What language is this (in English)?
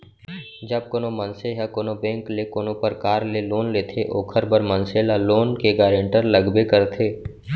Chhattisgarhi